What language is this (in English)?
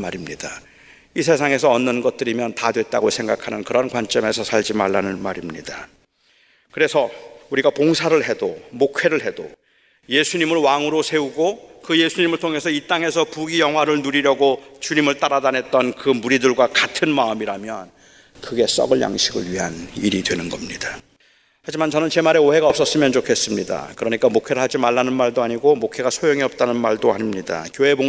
Korean